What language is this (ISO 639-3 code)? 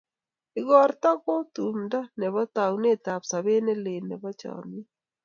kln